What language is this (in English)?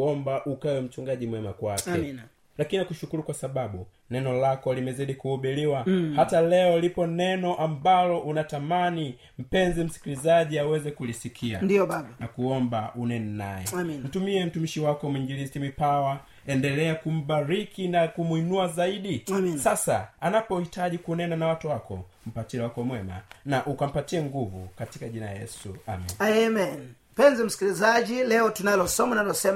Swahili